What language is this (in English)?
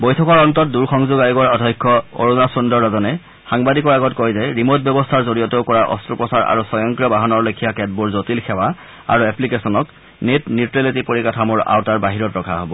Assamese